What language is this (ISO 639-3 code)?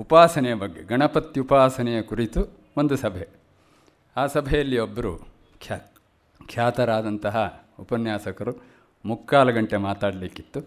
kan